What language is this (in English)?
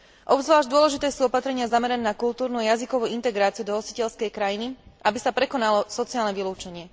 Slovak